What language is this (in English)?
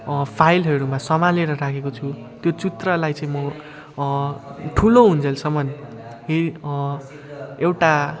Nepali